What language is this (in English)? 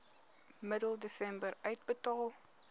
Afrikaans